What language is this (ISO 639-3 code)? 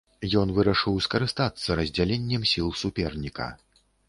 bel